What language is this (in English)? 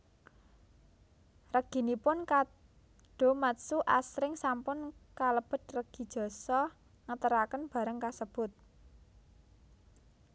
Javanese